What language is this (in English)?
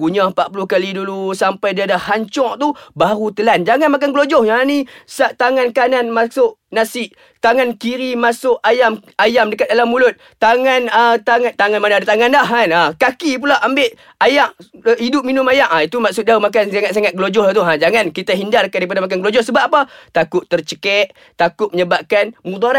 Malay